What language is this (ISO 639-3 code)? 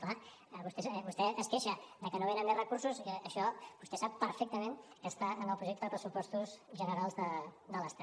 cat